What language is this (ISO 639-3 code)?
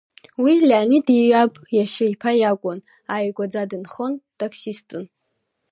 abk